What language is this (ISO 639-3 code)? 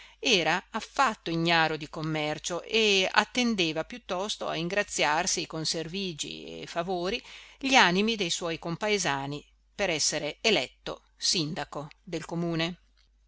ita